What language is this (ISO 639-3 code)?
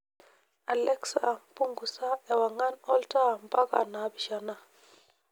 mas